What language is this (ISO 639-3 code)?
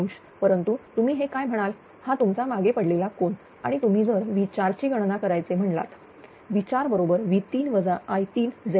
mar